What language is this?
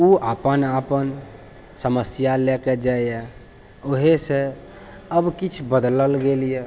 Maithili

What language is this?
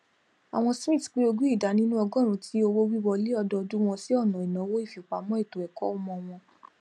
Yoruba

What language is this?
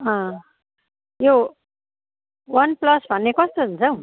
Nepali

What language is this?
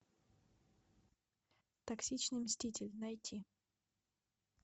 Russian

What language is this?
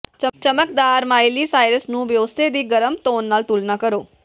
Punjabi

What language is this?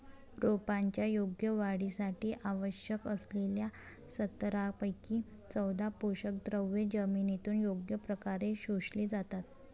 Marathi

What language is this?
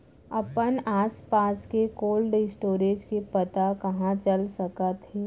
Chhattisgarhi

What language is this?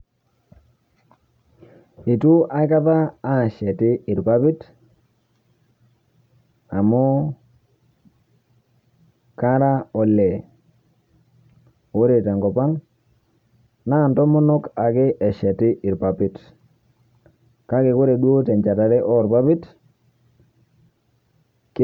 Masai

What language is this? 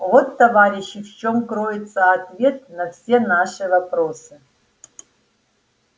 Russian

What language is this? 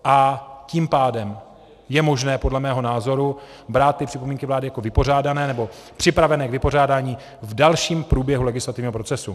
Czech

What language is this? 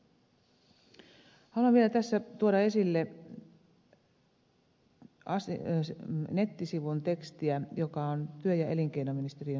Finnish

